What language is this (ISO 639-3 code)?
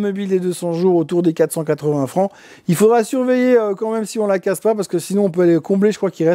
fra